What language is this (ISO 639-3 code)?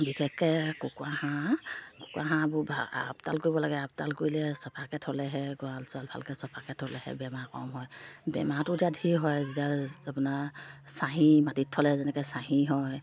asm